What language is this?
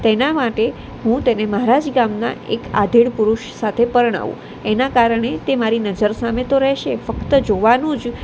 Gujarati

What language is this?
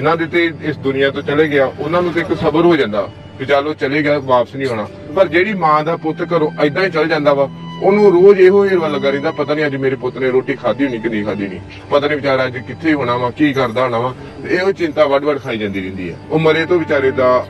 Punjabi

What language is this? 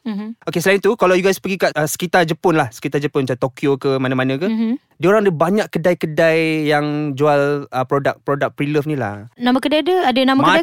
Malay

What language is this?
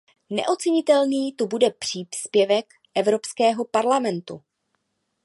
Czech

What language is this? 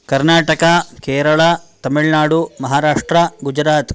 Sanskrit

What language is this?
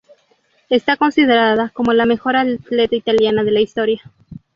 Spanish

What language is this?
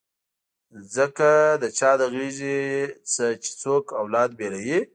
Pashto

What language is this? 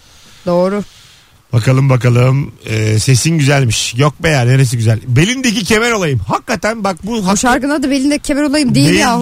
Turkish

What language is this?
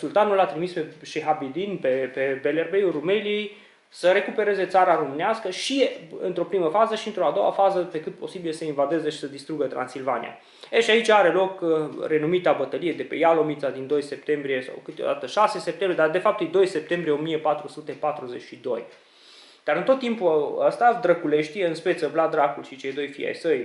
Romanian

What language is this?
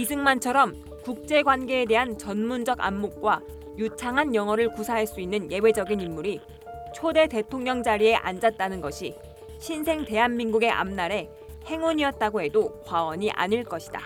Korean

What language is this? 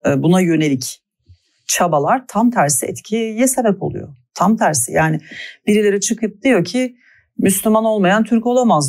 Turkish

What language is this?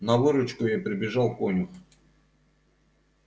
Russian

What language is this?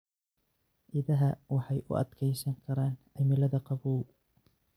Somali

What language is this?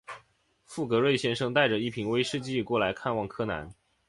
Chinese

